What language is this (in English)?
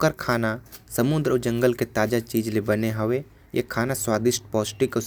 Korwa